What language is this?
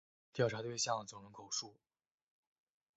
Chinese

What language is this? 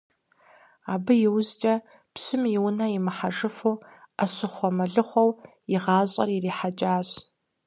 Kabardian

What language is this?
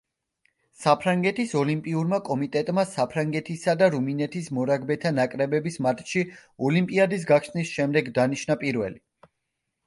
Georgian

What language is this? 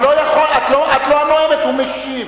Hebrew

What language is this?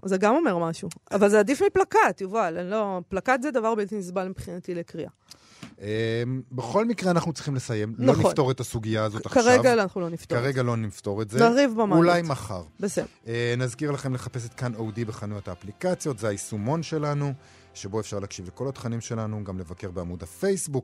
Hebrew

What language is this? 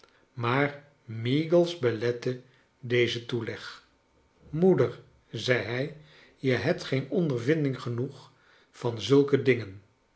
Dutch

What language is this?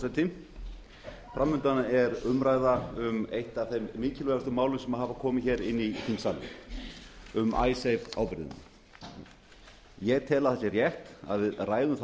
Icelandic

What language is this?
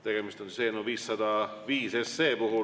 Estonian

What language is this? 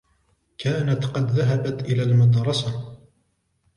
Arabic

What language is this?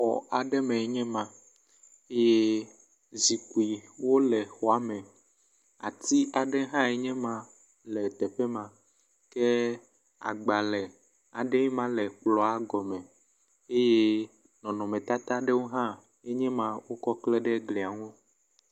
Ewe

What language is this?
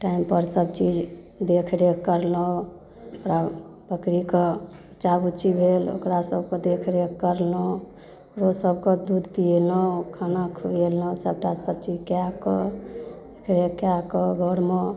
Maithili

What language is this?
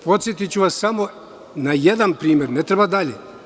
Serbian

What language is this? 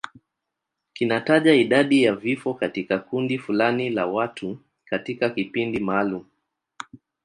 Swahili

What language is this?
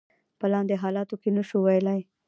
Pashto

